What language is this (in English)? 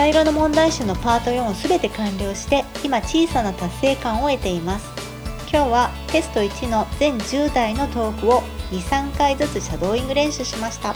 Japanese